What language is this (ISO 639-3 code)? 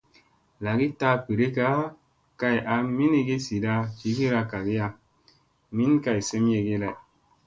mse